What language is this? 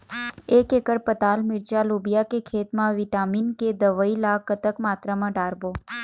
Chhattisgarhi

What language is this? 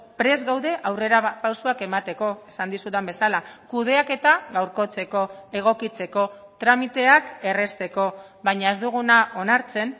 Basque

